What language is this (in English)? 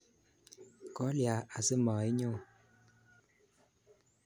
Kalenjin